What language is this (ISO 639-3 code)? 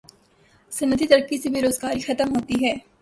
urd